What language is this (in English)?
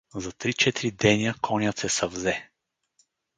Bulgarian